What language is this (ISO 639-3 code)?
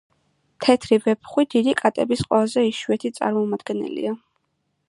kat